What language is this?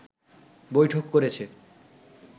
Bangla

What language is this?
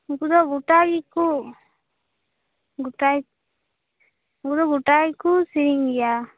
Santali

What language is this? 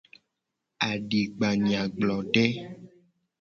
Gen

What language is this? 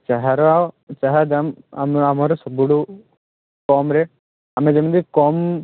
Odia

